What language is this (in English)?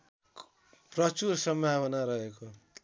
Nepali